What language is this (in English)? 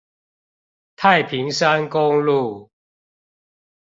Chinese